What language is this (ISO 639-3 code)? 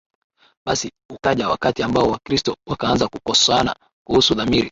swa